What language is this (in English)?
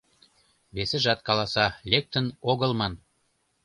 Mari